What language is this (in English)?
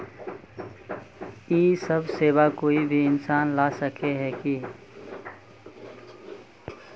Magahi